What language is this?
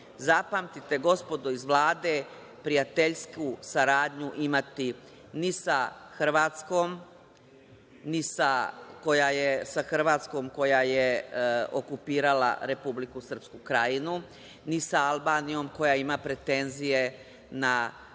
Serbian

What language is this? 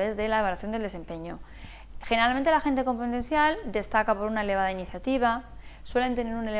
Spanish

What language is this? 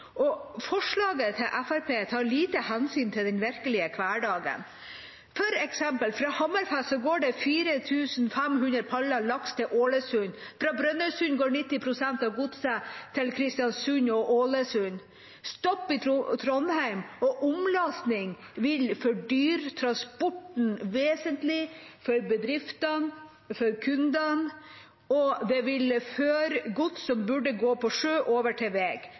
Norwegian Bokmål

